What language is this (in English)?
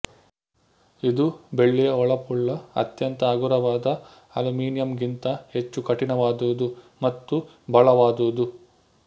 Kannada